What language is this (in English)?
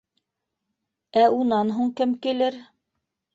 Bashkir